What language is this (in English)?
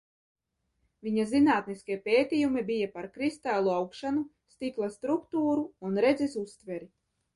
Latvian